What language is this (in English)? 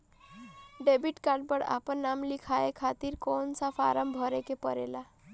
Bhojpuri